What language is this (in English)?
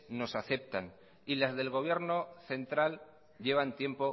Spanish